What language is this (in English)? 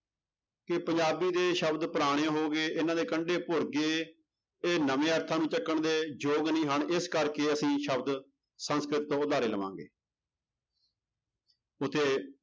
Punjabi